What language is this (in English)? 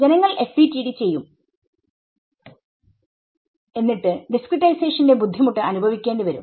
Malayalam